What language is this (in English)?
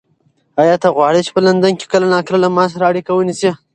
Pashto